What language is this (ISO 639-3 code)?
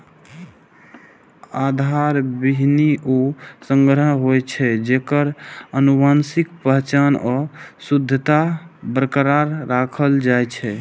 mai